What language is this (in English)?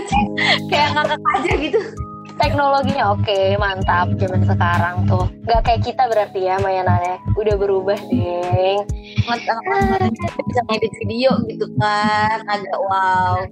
Indonesian